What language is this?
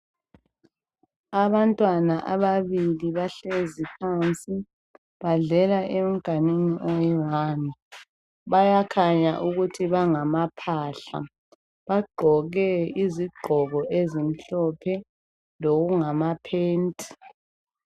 North Ndebele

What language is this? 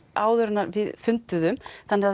Icelandic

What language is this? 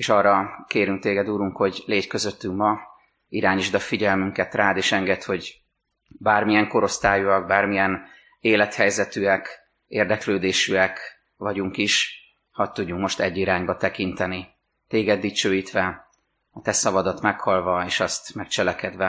Hungarian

